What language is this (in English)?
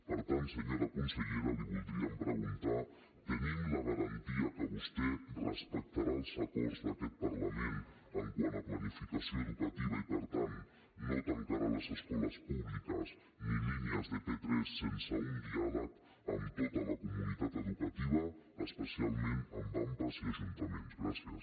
Catalan